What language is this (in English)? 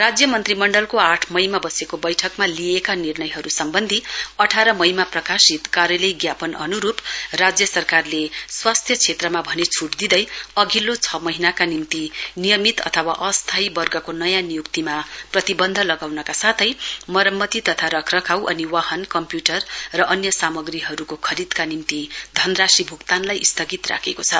Nepali